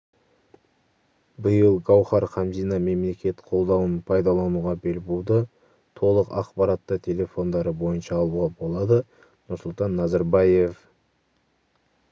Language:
Kazakh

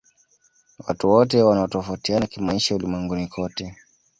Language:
Swahili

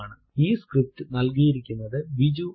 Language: Malayalam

